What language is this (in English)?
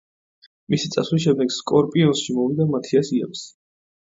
Georgian